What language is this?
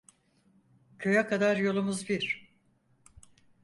Turkish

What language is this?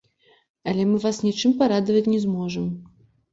Belarusian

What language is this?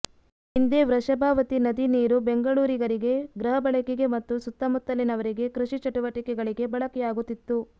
Kannada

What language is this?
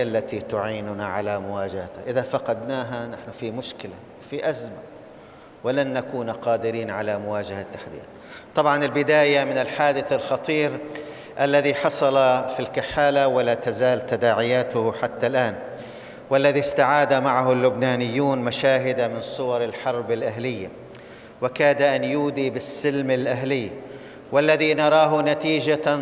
Arabic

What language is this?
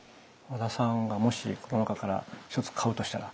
Japanese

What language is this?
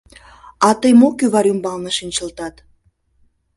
Mari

